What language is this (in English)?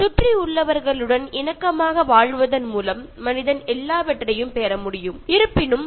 Malayalam